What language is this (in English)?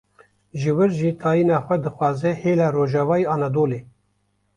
Kurdish